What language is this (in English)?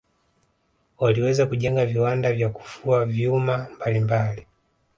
Swahili